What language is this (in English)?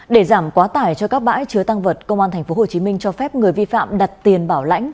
Vietnamese